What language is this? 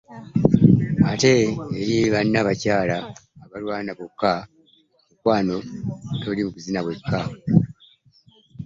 Ganda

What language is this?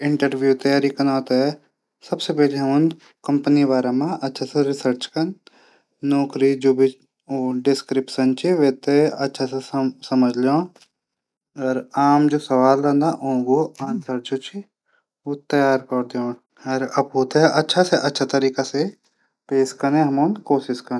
Garhwali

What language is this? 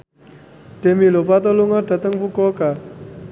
Javanese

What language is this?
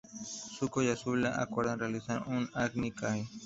Spanish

